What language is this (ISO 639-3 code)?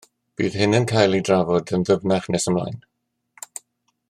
cym